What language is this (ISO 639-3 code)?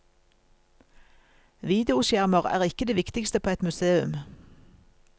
nor